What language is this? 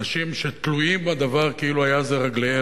Hebrew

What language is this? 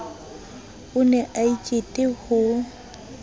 Southern Sotho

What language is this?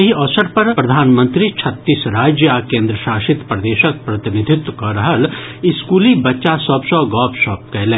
Maithili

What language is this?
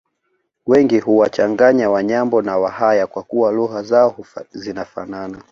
Swahili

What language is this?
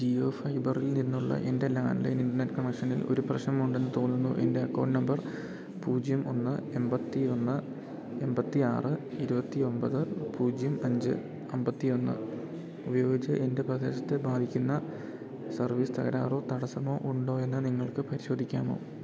Malayalam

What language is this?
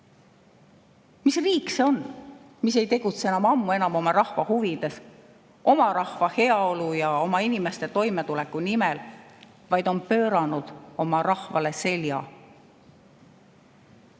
Estonian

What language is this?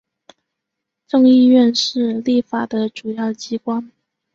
Chinese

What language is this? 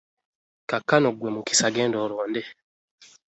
Ganda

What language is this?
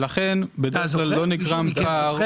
Hebrew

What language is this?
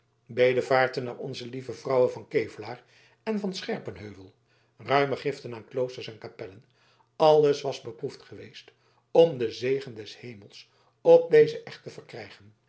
Dutch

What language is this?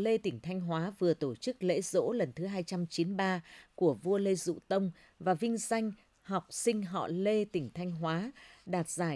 Vietnamese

